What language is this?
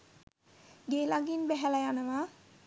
Sinhala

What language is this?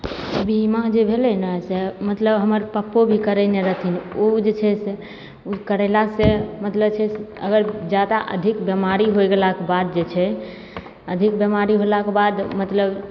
Maithili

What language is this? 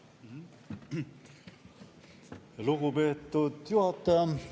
Estonian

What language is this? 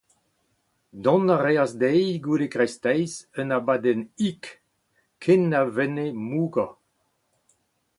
Breton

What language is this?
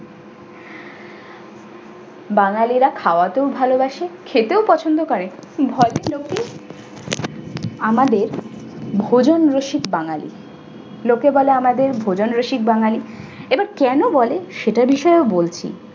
Bangla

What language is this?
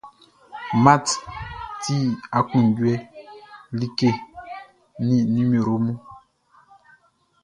Baoulé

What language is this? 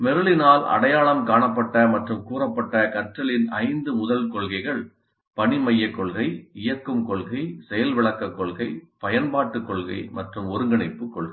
Tamil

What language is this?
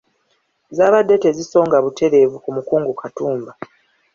Ganda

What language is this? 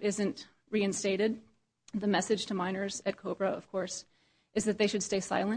English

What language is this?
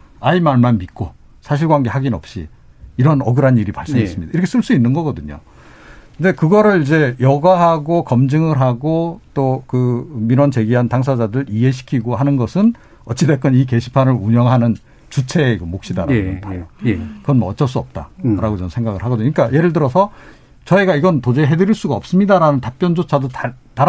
Korean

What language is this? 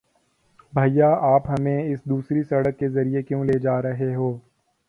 Urdu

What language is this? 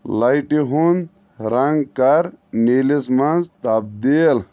Kashmiri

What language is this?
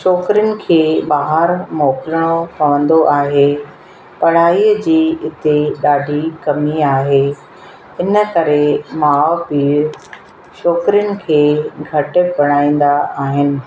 Sindhi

